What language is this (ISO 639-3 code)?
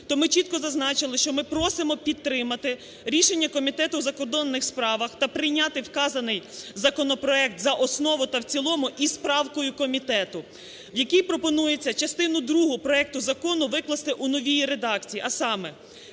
ukr